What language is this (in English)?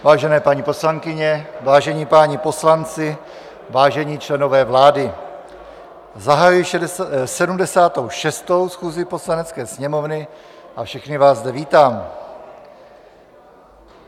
Czech